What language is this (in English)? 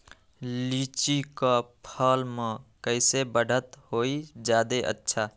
Magahi